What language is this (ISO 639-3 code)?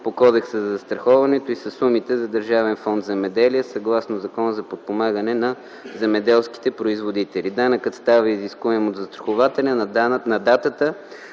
bul